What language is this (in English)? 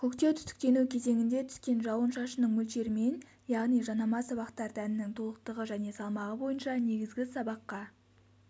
Kazakh